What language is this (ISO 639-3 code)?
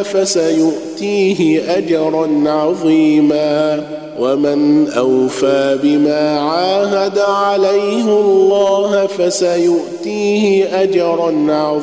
ara